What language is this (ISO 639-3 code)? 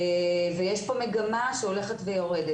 heb